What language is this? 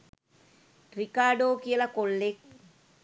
Sinhala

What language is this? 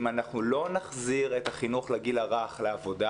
Hebrew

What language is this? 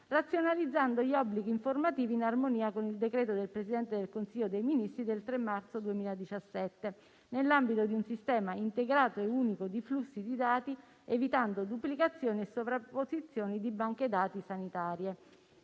Italian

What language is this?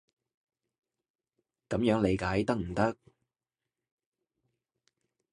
Cantonese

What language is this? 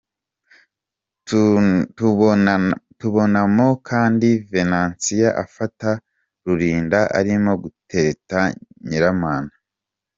Kinyarwanda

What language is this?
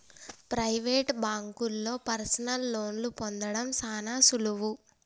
Telugu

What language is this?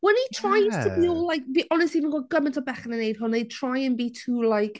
Welsh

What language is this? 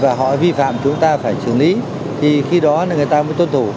Vietnamese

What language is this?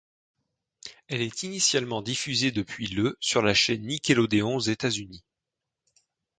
French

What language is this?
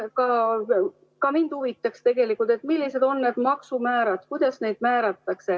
Estonian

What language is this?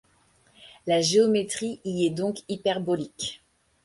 French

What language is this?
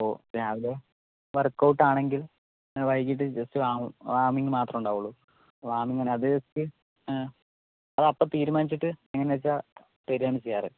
Malayalam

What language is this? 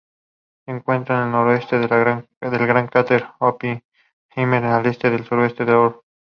Spanish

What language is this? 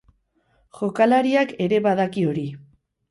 Basque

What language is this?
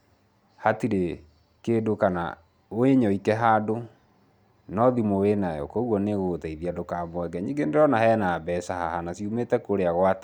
Kikuyu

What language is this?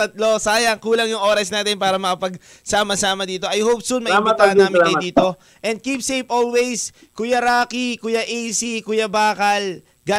Filipino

